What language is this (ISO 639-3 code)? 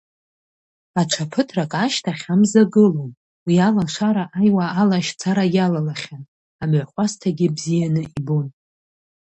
abk